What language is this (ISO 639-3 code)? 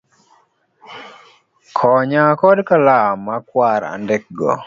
luo